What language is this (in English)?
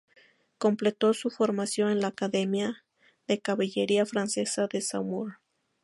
Spanish